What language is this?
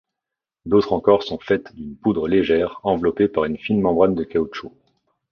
French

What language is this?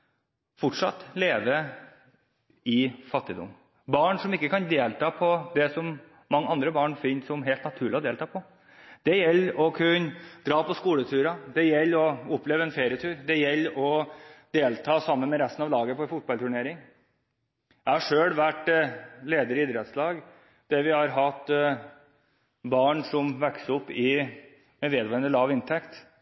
Norwegian Bokmål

